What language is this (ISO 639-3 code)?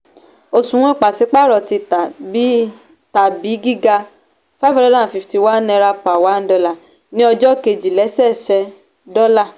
yor